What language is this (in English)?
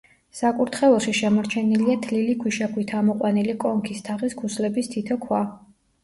Georgian